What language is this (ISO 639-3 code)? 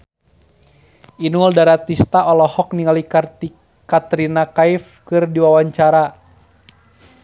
sun